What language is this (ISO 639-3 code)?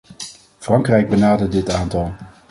nld